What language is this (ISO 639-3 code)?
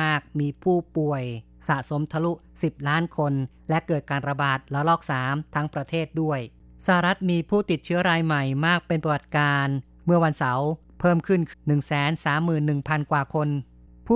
tha